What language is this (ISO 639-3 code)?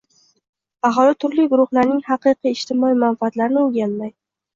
uzb